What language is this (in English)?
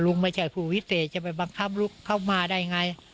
Thai